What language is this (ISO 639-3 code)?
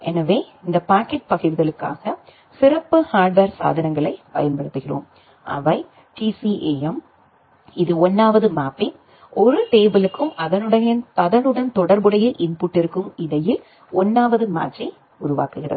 tam